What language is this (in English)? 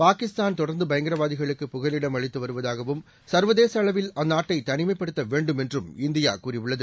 Tamil